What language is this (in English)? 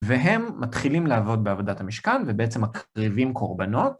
Hebrew